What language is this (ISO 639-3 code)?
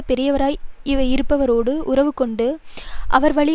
tam